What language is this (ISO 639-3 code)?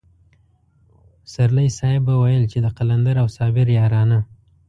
pus